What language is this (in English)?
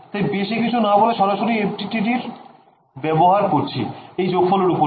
Bangla